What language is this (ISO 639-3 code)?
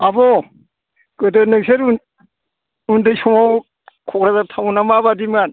brx